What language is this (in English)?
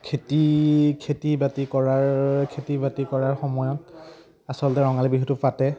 Assamese